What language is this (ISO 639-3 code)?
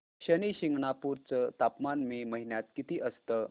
mar